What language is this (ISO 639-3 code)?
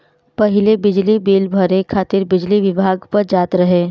bho